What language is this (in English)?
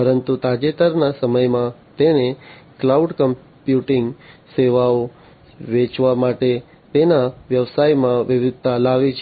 Gujarati